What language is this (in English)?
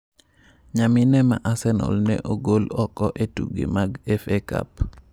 Luo (Kenya and Tanzania)